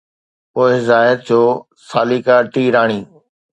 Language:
Sindhi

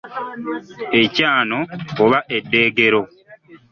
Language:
Ganda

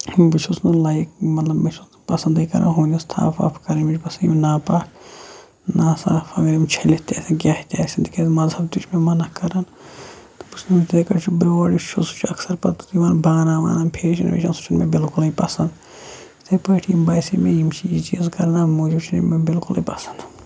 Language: Kashmiri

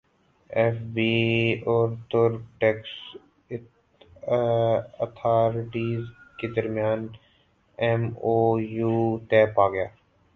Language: Urdu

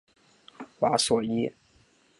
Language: Chinese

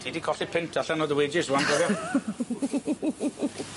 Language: Welsh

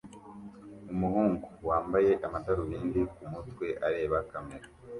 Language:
Kinyarwanda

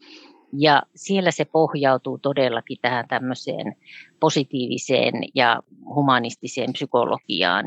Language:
Finnish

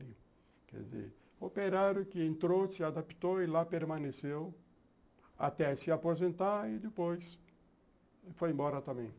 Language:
Portuguese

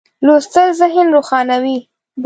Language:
Pashto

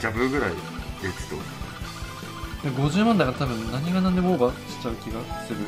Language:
Japanese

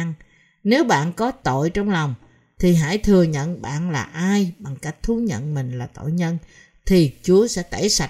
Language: Vietnamese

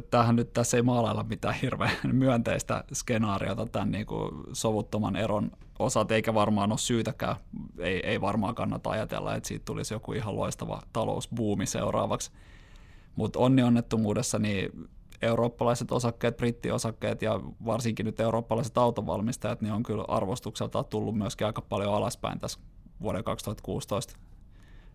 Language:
Finnish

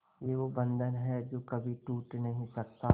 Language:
Hindi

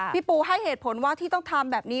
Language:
Thai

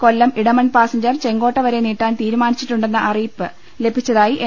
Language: Malayalam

